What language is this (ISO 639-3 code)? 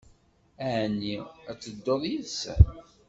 kab